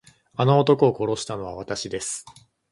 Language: Japanese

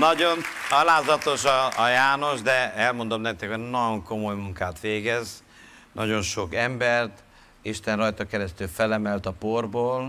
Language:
Hungarian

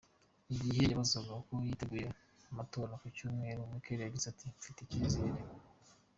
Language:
Kinyarwanda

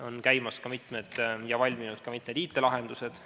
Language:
Estonian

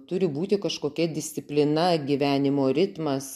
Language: Lithuanian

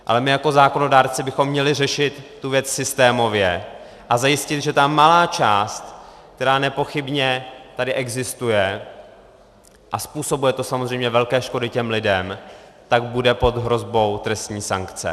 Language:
Czech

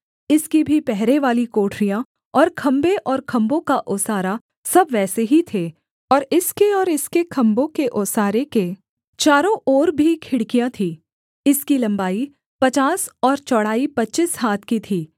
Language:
Hindi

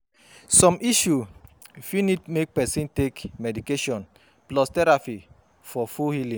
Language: Nigerian Pidgin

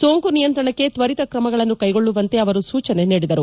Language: Kannada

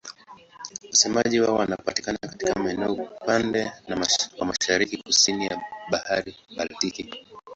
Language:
Swahili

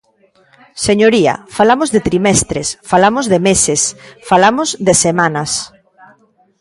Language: Galician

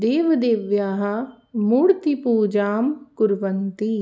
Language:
Sanskrit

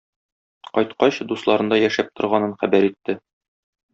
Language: Tatar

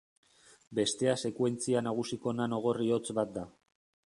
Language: Basque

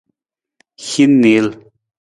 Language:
Nawdm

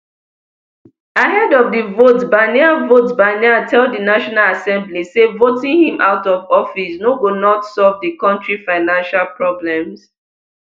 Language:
Nigerian Pidgin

